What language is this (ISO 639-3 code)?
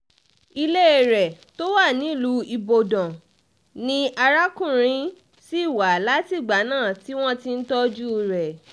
yor